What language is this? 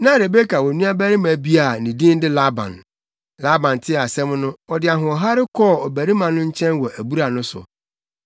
Akan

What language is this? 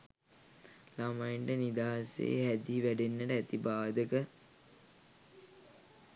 Sinhala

